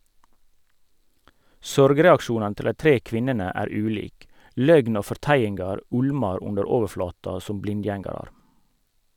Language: Norwegian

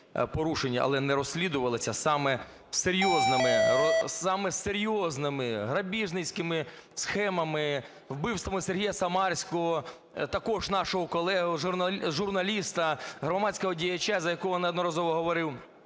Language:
Ukrainian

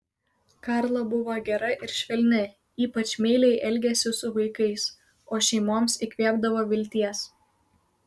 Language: Lithuanian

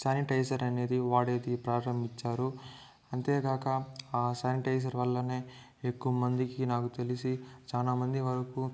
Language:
Telugu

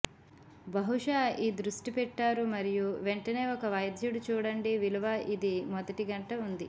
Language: Telugu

